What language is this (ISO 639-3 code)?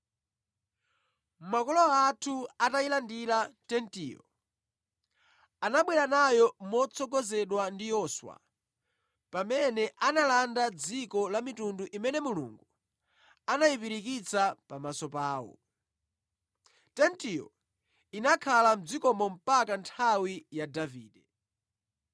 nya